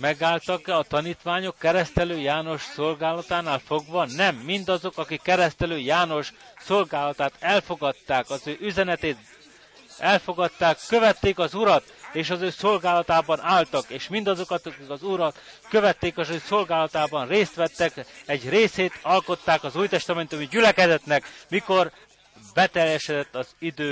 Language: Hungarian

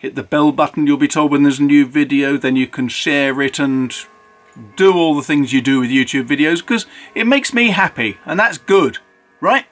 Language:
English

